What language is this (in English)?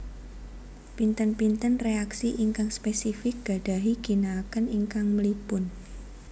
Javanese